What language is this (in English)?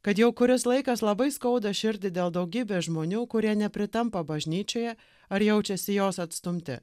Lithuanian